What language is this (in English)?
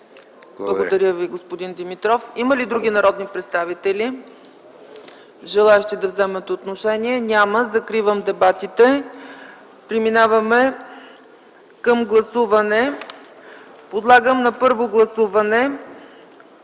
Bulgarian